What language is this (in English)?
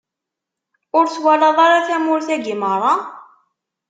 Kabyle